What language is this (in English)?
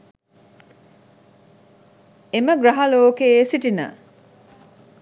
Sinhala